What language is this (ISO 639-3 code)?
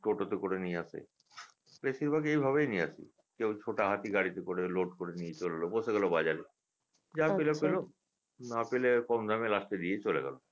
ben